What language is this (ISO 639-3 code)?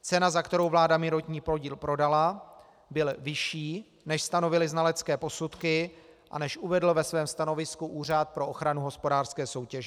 ces